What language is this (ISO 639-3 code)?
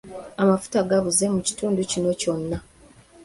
lug